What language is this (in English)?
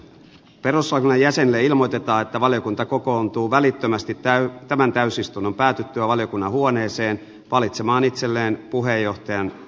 Finnish